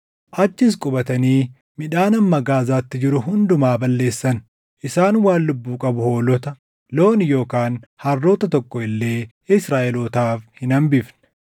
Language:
Oromo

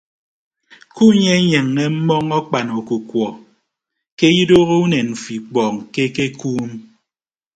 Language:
Ibibio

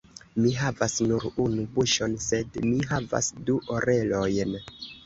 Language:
Esperanto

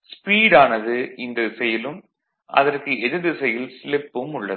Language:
Tamil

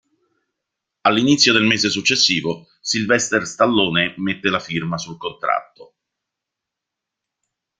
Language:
Italian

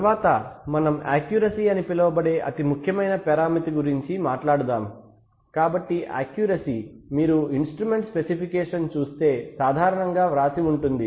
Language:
Telugu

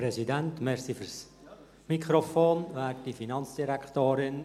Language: Swiss German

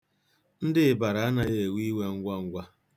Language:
Igbo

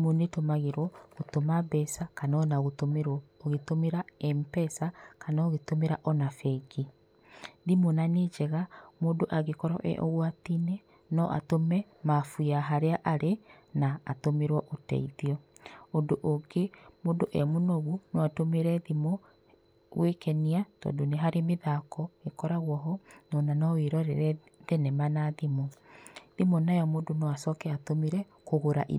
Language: Kikuyu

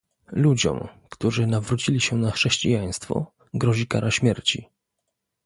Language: Polish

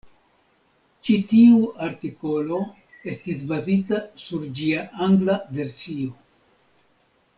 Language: Esperanto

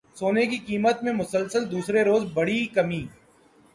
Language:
Urdu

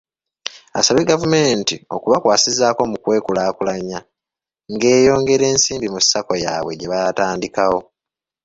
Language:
Ganda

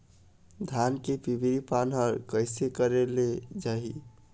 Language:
Chhattisgarhi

